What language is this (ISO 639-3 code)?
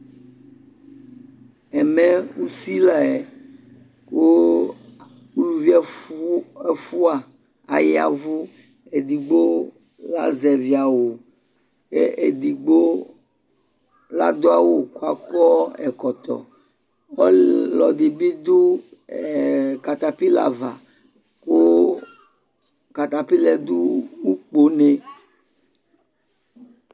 kpo